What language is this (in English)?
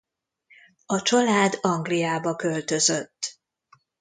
Hungarian